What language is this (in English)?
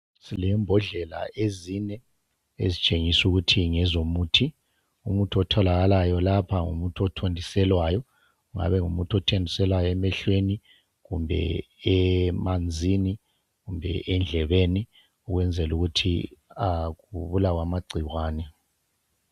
North Ndebele